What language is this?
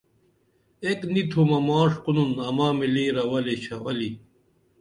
Dameli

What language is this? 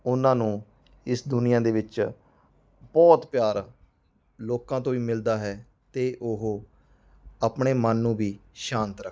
Punjabi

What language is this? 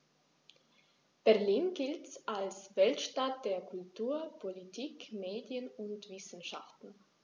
German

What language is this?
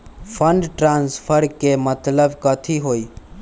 Magahi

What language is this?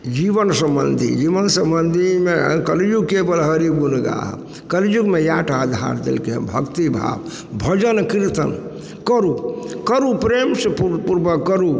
Maithili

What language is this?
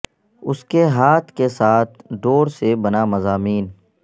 Urdu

